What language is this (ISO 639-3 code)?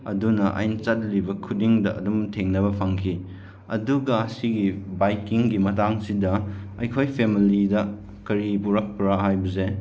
mni